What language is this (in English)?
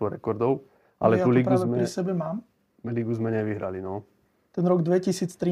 Slovak